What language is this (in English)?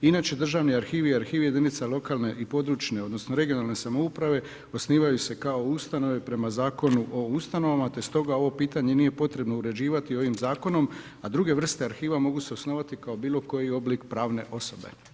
Croatian